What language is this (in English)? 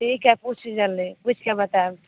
Maithili